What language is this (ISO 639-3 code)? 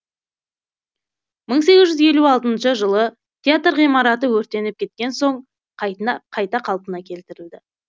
kaz